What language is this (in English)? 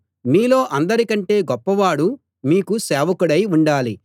Telugu